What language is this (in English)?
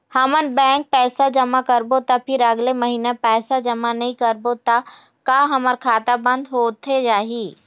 Chhattisgarhi